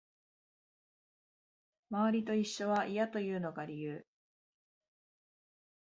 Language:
Japanese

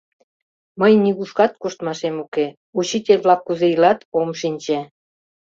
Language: Mari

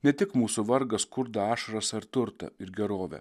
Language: Lithuanian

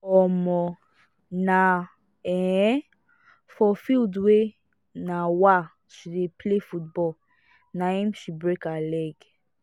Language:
Nigerian Pidgin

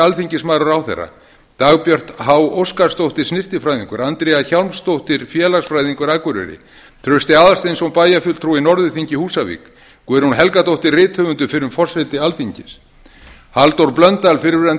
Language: Icelandic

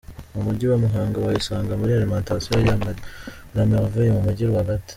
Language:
Kinyarwanda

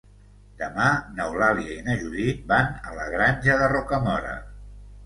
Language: Catalan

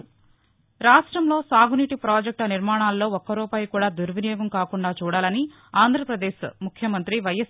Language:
Telugu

